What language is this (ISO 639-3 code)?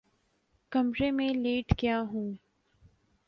urd